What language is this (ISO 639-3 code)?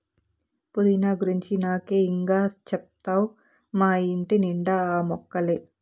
tel